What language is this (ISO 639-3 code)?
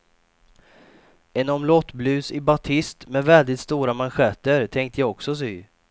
swe